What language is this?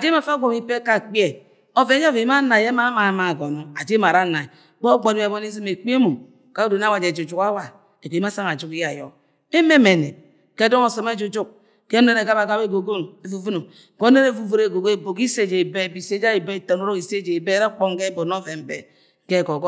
Agwagwune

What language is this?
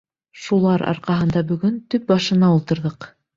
Bashkir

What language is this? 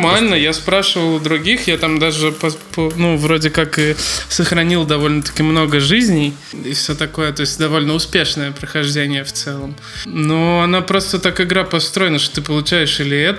Russian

